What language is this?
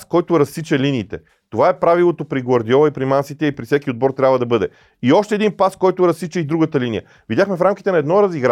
Bulgarian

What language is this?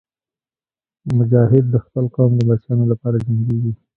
Pashto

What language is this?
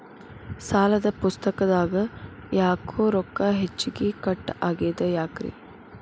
Kannada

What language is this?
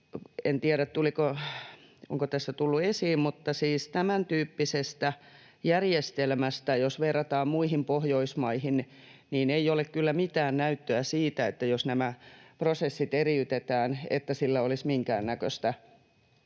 Finnish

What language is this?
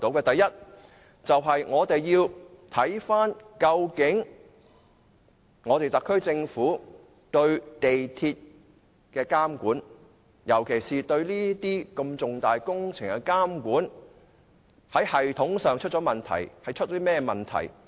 Cantonese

